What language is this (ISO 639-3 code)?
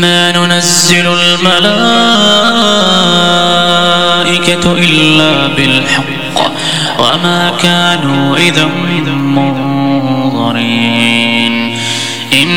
ara